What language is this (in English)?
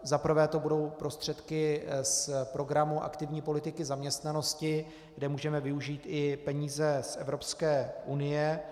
Czech